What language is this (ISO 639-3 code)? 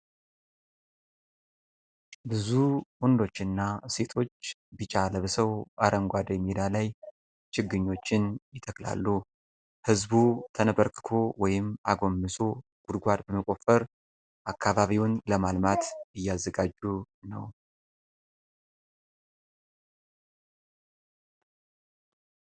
amh